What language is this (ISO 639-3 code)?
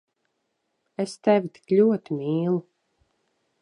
lav